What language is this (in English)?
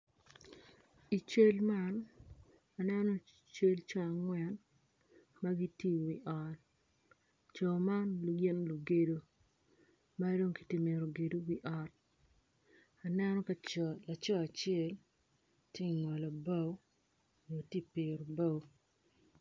Acoli